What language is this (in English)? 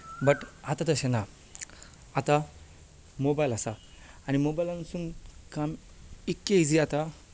Konkani